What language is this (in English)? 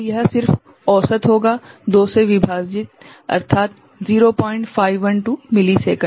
Hindi